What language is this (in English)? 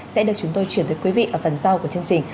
Vietnamese